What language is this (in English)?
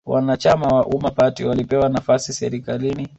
Swahili